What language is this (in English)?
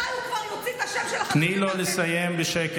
Hebrew